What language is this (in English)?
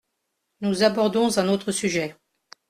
French